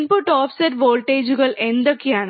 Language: Malayalam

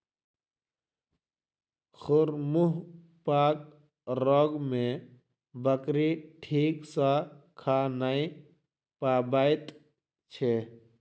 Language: Maithili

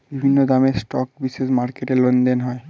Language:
Bangla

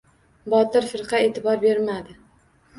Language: Uzbek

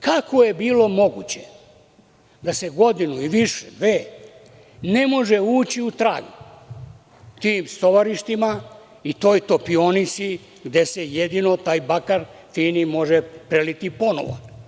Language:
Serbian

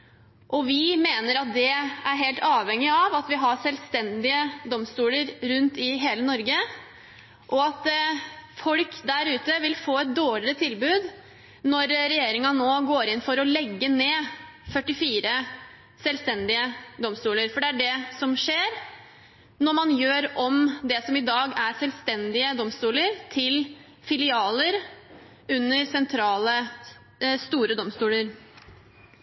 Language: Norwegian Bokmål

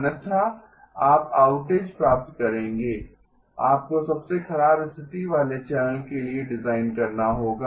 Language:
Hindi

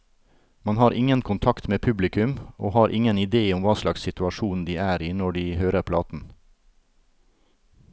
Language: Norwegian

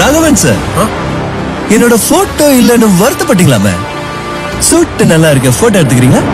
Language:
Indonesian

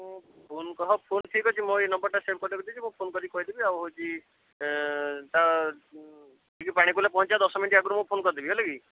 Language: Odia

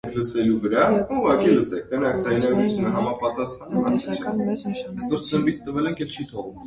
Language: Armenian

